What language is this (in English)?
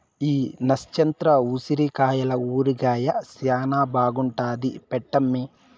Telugu